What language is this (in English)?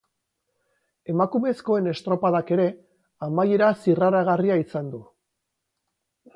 Basque